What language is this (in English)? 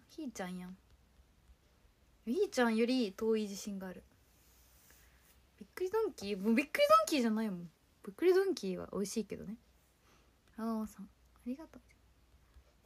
Japanese